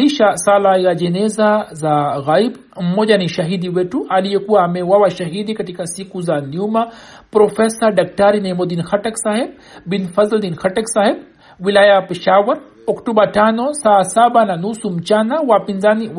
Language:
Swahili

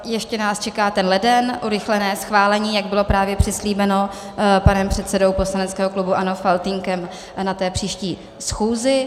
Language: Czech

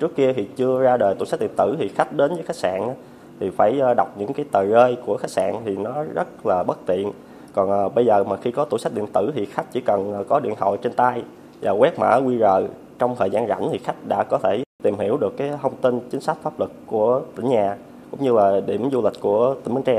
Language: Vietnamese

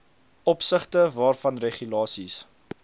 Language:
Afrikaans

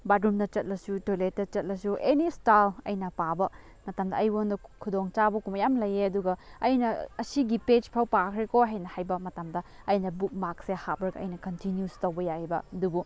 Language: Manipuri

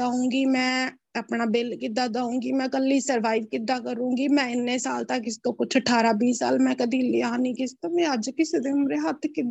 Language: Punjabi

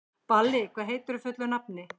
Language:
Icelandic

